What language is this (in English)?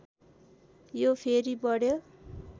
Nepali